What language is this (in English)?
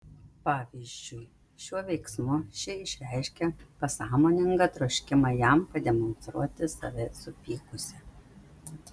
Lithuanian